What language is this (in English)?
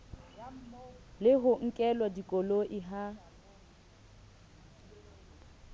Southern Sotho